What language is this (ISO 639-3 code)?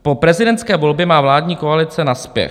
ces